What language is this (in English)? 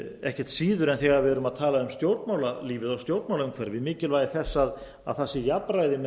Icelandic